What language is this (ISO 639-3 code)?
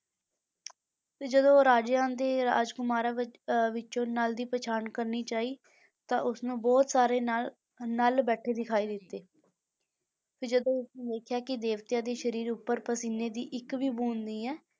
pan